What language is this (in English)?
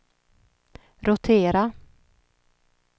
Swedish